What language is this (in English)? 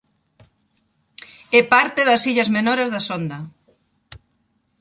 Galician